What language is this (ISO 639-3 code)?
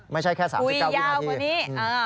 tha